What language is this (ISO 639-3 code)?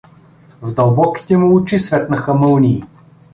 bul